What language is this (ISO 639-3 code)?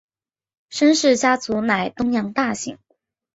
zho